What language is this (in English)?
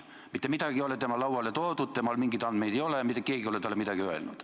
Estonian